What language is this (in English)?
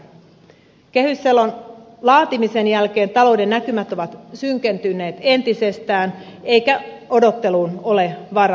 Finnish